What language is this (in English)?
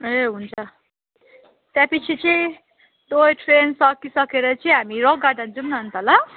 Nepali